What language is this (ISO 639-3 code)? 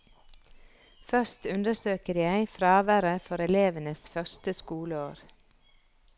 nor